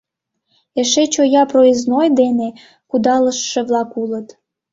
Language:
Mari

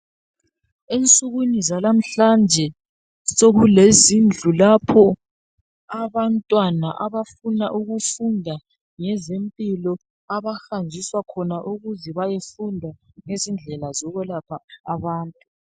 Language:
North Ndebele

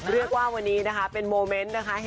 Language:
Thai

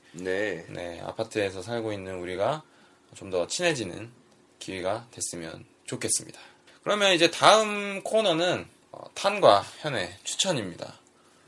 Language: Korean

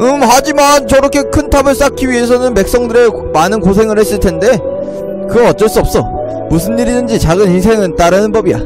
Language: Korean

